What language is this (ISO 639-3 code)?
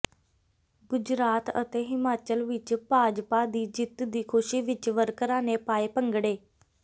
pan